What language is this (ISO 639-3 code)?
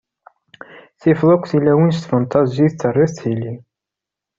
kab